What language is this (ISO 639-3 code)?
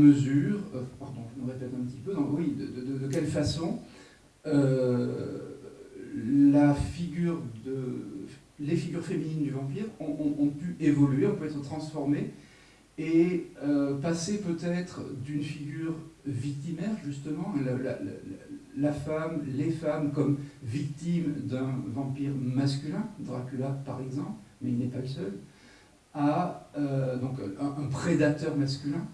fra